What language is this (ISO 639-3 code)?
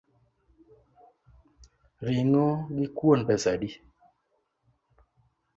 luo